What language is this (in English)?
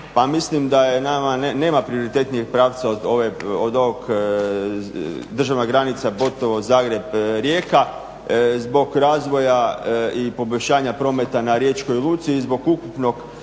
Croatian